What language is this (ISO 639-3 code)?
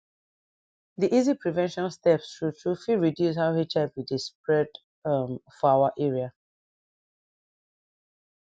pcm